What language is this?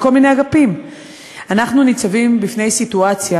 Hebrew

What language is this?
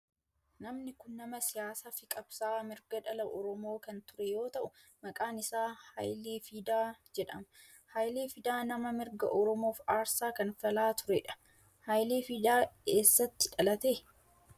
Oromo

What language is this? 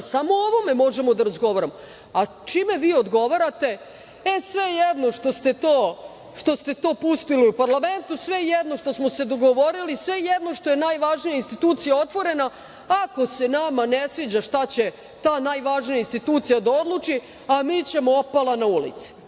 Serbian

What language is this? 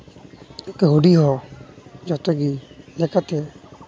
Santali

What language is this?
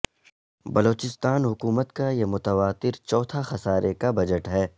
Urdu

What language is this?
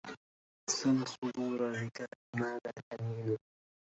Arabic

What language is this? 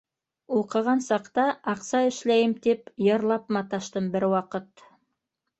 Bashkir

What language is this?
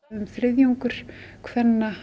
Icelandic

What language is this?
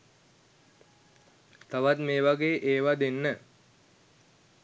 Sinhala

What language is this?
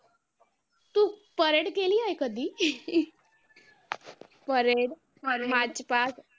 Marathi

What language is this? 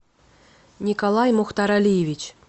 Russian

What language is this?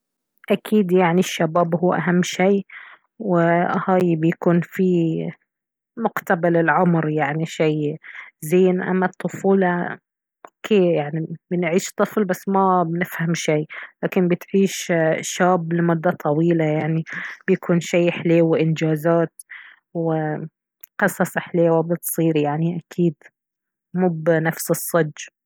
Baharna Arabic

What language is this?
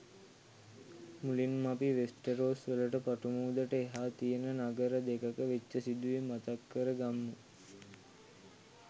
Sinhala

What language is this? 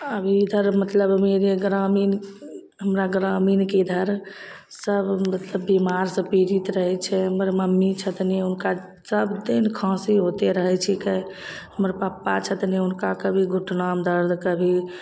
Maithili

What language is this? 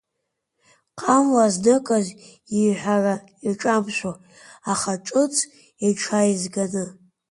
Abkhazian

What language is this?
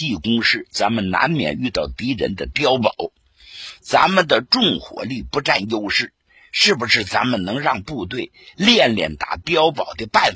Chinese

